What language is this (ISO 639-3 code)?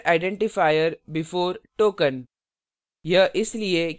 hin